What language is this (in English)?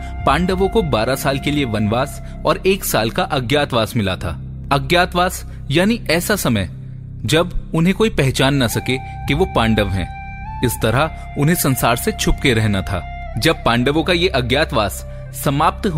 Hindi